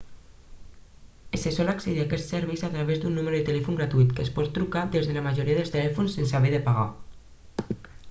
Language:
Catalan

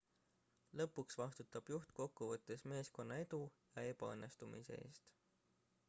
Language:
Estonian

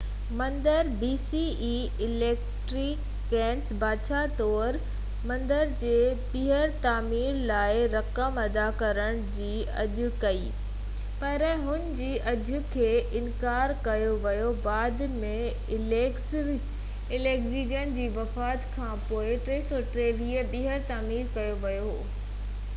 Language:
Sindhi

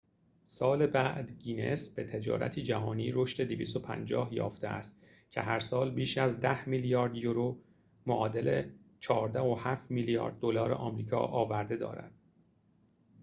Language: Persian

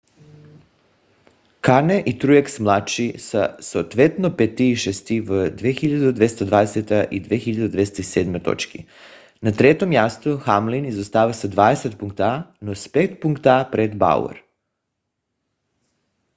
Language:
Bulgarian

